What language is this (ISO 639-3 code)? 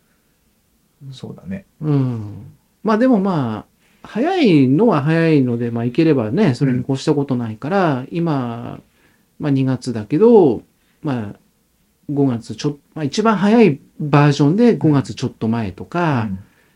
jpn